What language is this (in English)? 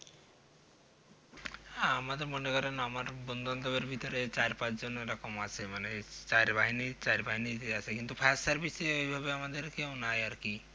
Bangla